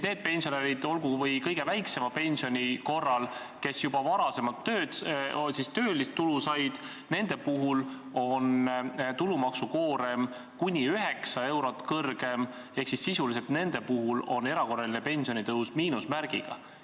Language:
Estonian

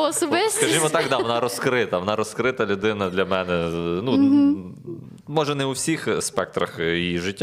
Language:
Ukrainian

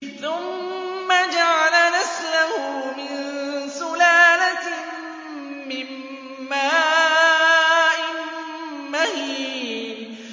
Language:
Arabic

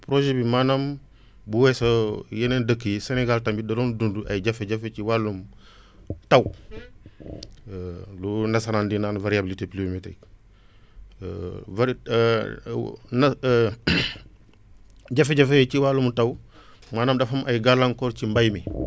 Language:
Wolof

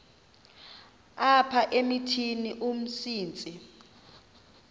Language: Xhosa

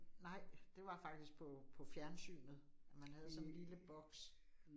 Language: Danish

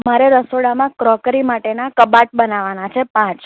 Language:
Gujarati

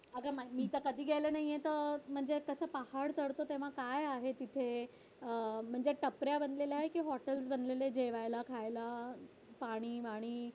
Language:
Marathi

